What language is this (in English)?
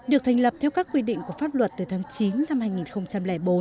Vietnamese